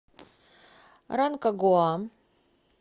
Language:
Russian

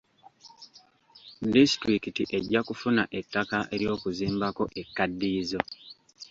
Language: Ganda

